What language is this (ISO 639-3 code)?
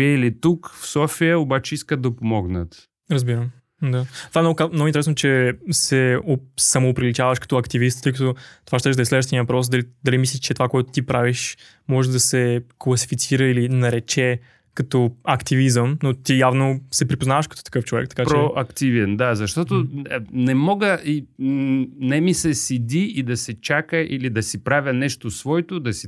bul